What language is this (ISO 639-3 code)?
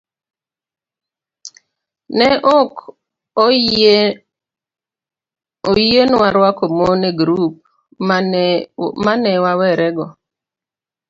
luo